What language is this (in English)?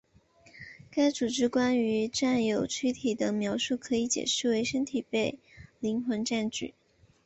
Chinese